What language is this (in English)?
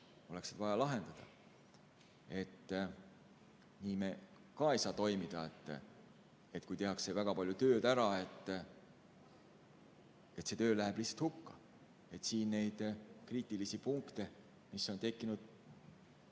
Estonian